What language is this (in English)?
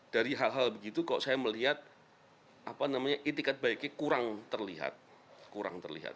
Indonesian